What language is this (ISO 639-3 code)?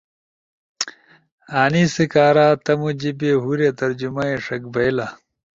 ush